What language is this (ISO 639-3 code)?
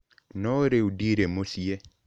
kik